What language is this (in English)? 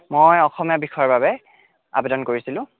Assamese